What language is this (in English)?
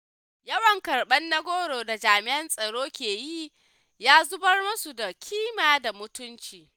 Hausa